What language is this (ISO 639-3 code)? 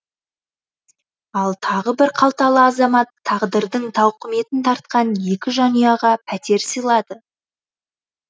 kaz